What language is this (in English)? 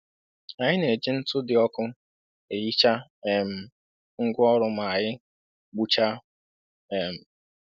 Igbo